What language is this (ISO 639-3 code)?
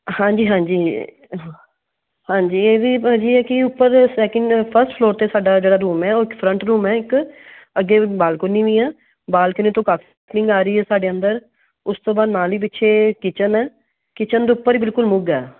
pan